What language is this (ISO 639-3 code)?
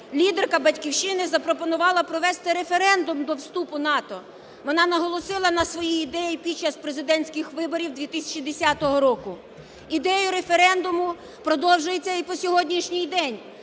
ukr